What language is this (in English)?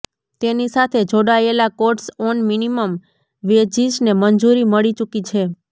Gujarati